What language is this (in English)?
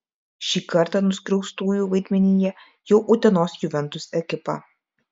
Lithuanian